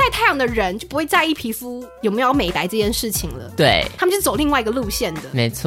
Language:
Chinese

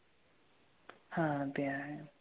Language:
Marathi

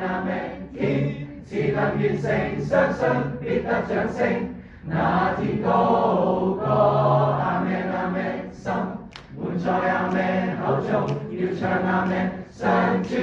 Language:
Chinese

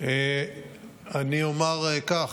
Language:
Hebrew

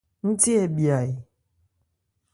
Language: Ebrié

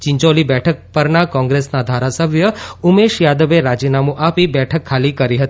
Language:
Gujarati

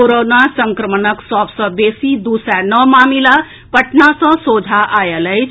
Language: Maithili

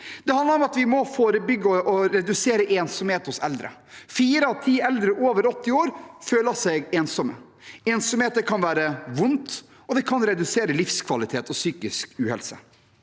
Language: Norwegian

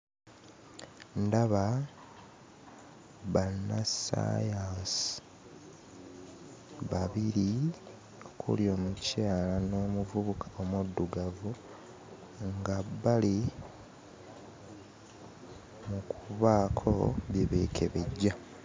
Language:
Ganda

